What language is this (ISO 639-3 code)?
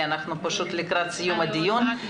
heb